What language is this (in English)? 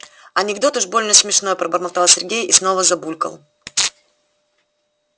Russian